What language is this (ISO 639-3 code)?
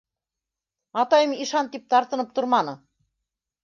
bak